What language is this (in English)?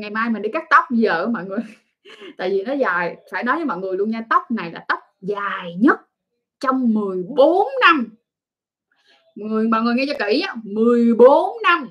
Vietnamese